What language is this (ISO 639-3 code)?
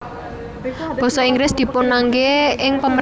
jav